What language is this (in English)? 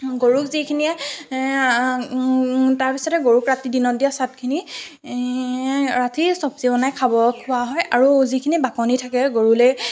Assamese